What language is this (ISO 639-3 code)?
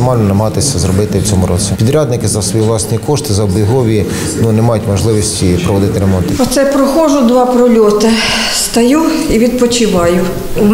ukr